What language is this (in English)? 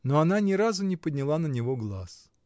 Russian